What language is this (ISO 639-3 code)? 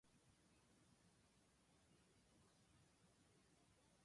jpn